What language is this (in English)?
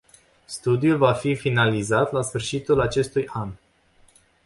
Romanian